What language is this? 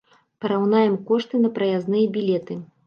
Belarusian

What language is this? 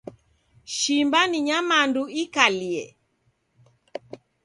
Taita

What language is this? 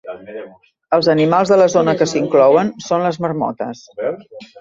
Catalan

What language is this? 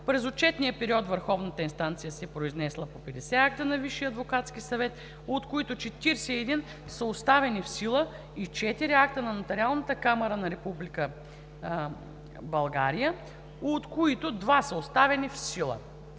Bulgarian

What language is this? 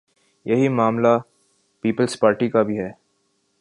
Urdu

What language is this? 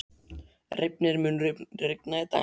Icelandic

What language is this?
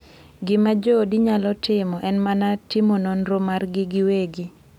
Luo (Kenya and Tanzania)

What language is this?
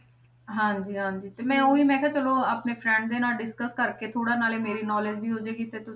Punjabi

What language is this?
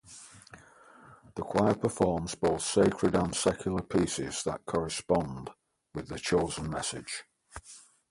English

